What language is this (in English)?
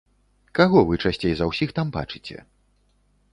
Belarusian